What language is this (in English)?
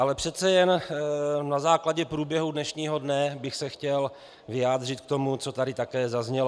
Czech